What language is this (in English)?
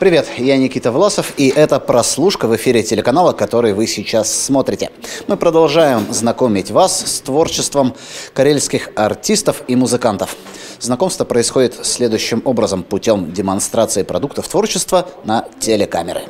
Russian